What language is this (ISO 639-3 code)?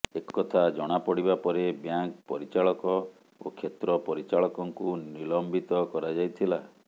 ori